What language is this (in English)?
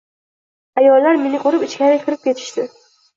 Uzbek